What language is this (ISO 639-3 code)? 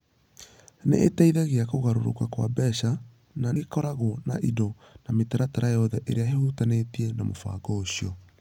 kik